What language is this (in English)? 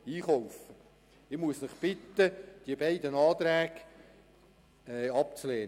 Swiss German